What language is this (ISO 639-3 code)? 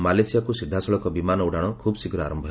ori